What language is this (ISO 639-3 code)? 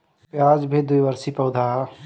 bho